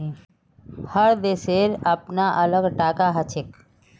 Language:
Magahi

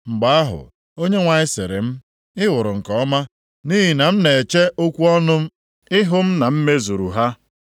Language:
Igbo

